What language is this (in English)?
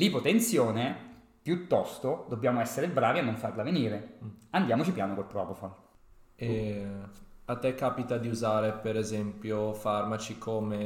Italian